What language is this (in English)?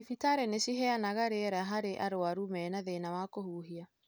Kikuyu